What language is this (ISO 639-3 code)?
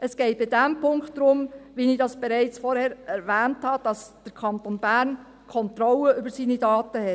gsw